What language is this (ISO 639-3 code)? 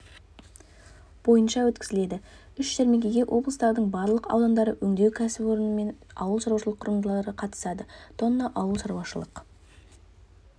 kaz